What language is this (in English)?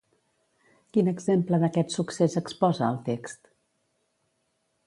Catalan